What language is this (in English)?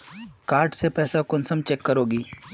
Magahi